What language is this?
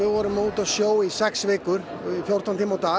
Icelandic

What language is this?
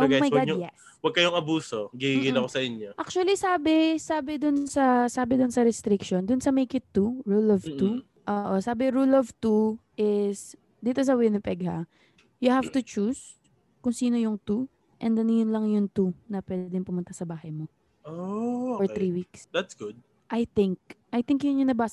Filipino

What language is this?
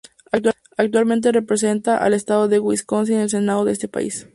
Spanish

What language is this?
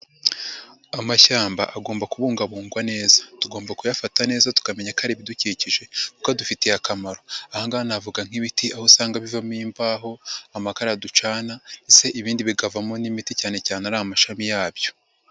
Kinyarwanda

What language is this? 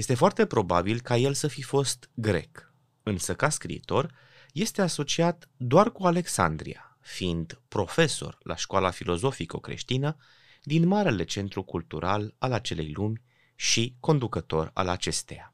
Romanian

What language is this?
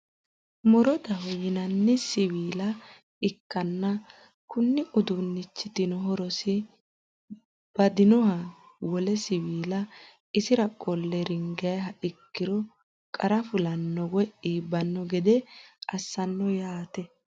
Sidamo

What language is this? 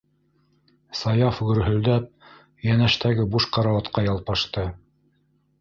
Bashkir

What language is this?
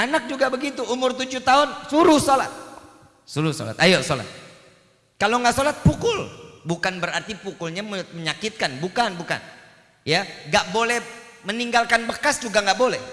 Indonesian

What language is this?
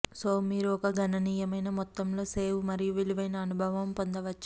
Telugu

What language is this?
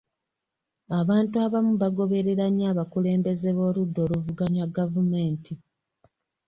Ganda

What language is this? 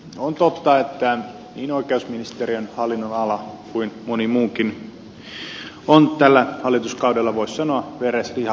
Finnish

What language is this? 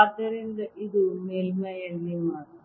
Kannada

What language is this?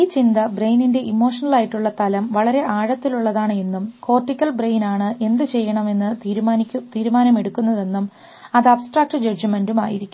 Malayalam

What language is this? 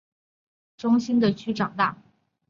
Chinese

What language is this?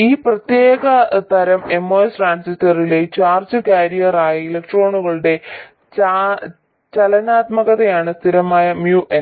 Malayalam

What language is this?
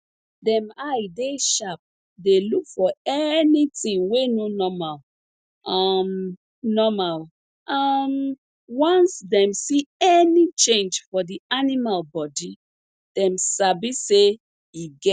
Nigerian Pidgin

